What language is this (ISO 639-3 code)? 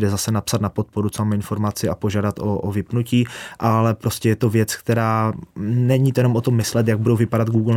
ces